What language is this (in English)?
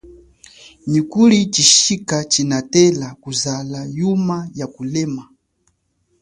Chokwe